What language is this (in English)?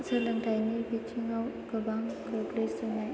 Bodo